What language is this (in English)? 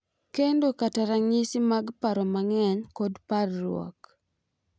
Luo (Kenya and Tanzania)